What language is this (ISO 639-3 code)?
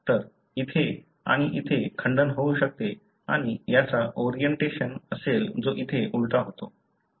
mar